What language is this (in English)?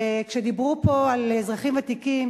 Hebrew